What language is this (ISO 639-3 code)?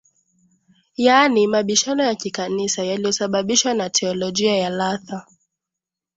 swa